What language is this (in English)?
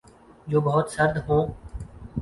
Urdu